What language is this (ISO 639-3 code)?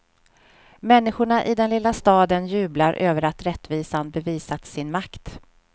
swe